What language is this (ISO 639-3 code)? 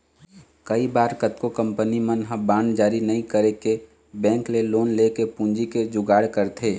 hne